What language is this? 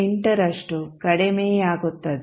Kannada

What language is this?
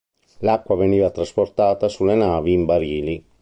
Italian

